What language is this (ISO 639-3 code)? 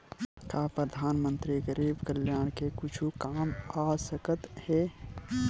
hne